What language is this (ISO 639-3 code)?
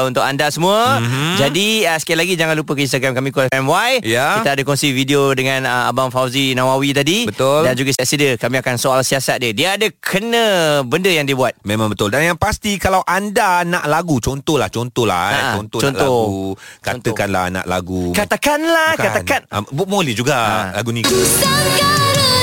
msa